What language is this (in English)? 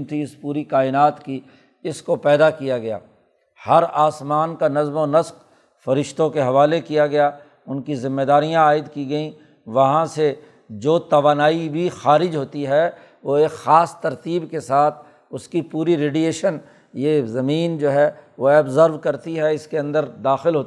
Urdu